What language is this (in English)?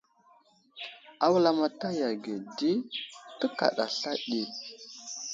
Wuzlam